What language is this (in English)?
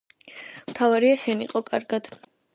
Georgian